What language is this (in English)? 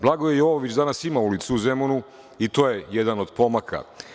Serbian